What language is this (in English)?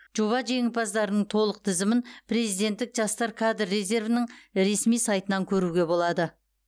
Kazakh